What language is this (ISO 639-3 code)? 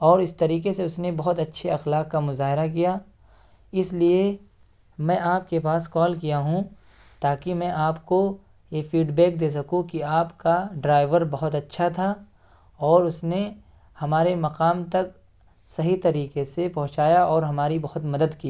urd